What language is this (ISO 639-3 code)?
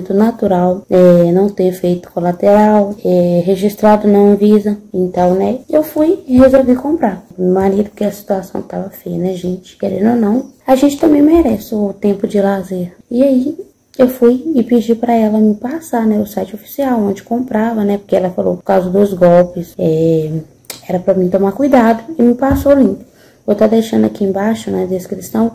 por